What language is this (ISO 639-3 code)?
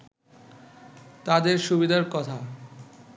ben